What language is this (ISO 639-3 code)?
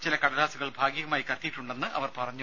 mal